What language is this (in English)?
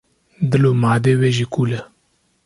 Kurdish